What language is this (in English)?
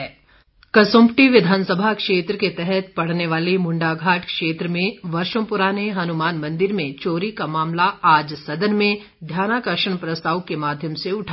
Hindi